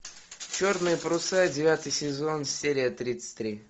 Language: Russian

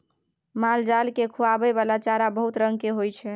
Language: Maithili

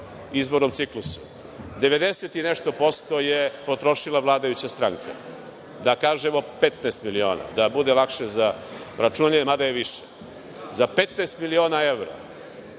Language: Serbian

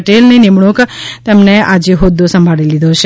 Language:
Gujarati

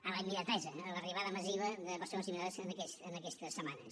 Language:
Catalan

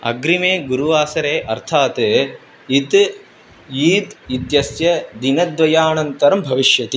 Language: Sanskrit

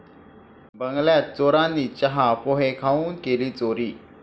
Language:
Marathi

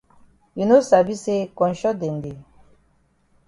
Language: Cameroon Pidgin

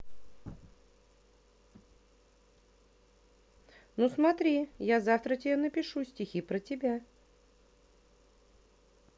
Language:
Russian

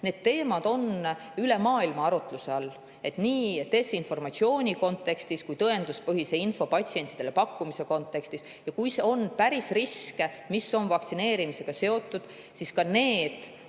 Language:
Estonian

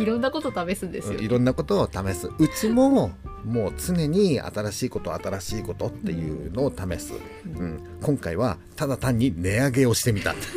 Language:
Japanese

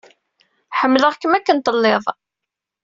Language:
Kabyle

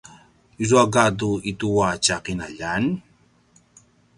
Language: Paiwan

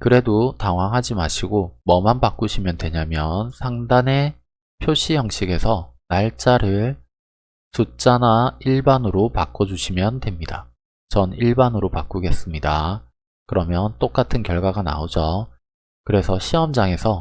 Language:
Korean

